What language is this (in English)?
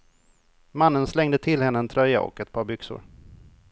Swedish